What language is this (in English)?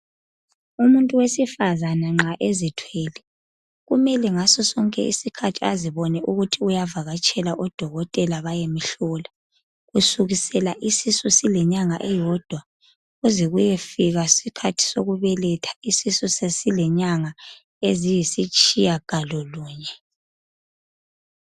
North Ndebele